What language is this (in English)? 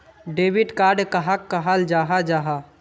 Magahi